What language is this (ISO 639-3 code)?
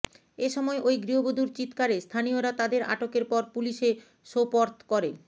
ben